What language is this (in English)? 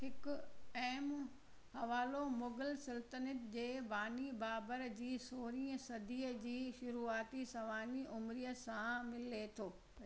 Sindhi